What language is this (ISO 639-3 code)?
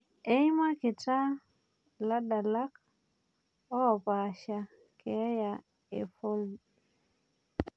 mas